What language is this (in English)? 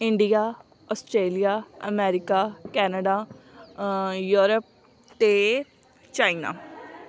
Punjabi